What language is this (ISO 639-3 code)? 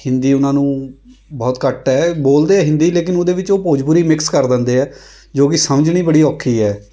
pan